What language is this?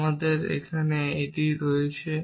Bangla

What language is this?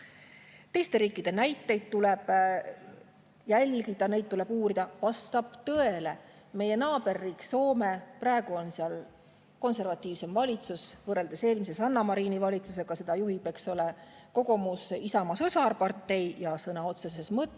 Estonian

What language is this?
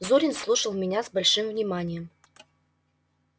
Russian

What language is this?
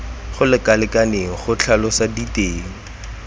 Tswana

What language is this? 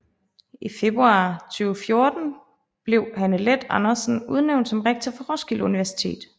Danish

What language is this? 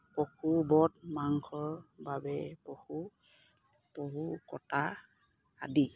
Assamese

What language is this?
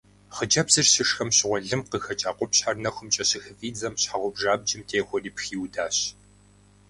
Kabardian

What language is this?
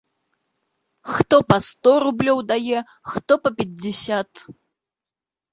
Belarusian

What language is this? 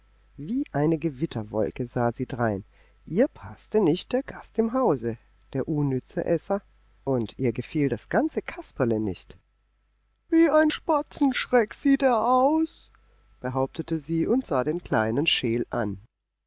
German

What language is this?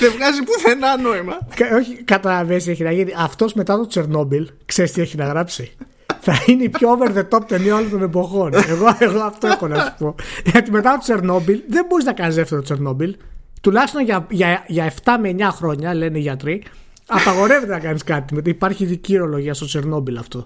Greek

